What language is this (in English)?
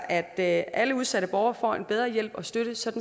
Danish